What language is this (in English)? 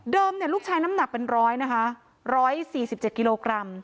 Thai